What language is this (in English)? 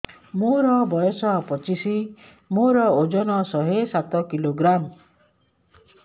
Odia